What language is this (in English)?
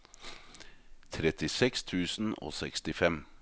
Norwegian